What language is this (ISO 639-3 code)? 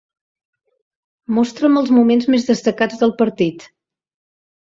cat